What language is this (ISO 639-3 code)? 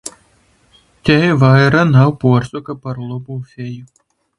ltg